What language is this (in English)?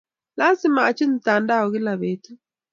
Kalenjin